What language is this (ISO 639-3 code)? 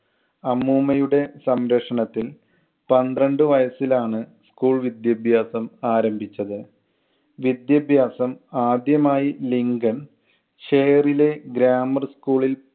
mal